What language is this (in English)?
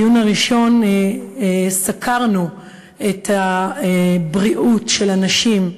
Hebrew